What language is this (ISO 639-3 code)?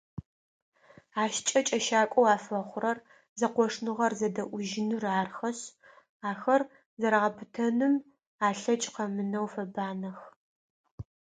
ady